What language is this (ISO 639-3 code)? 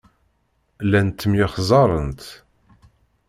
kab